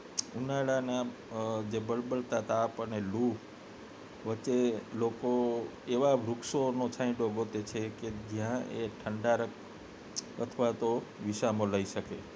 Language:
Gujarati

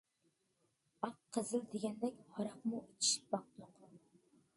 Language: Uyghur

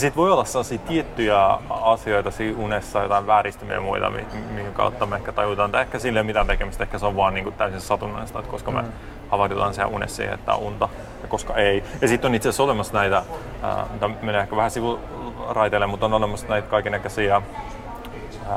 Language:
Finnish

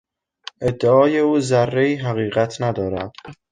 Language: Persian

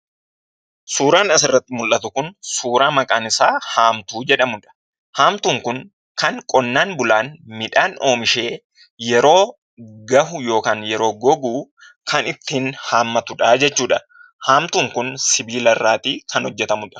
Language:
Oromo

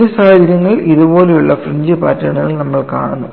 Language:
Malayalam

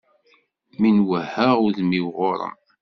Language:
Kabyle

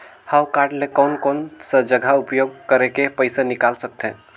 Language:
Chhattisgarhi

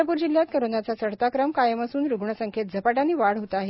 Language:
Marathi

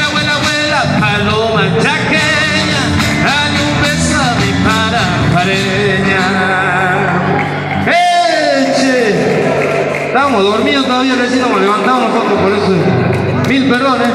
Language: Arabic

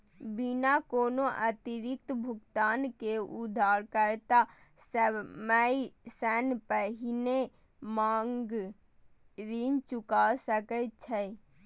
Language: Maithili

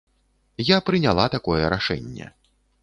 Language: Belarusian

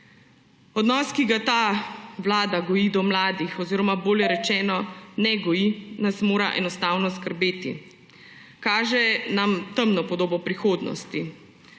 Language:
Slovenian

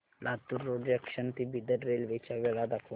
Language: Marathi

